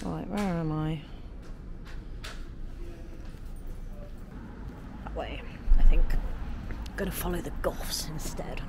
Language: English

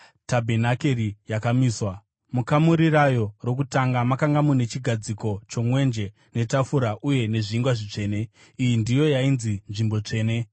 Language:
Shona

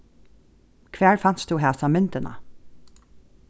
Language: Faroese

